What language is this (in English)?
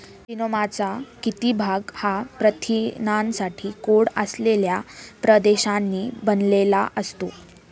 Marathi